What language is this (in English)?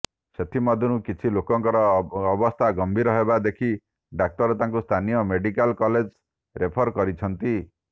Odia